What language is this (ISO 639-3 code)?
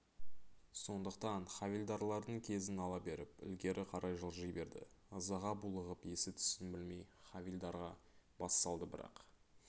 kaz